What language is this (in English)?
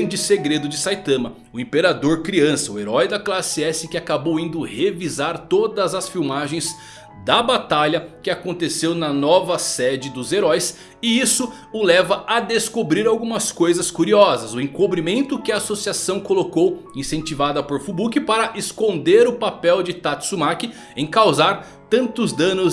Portuguese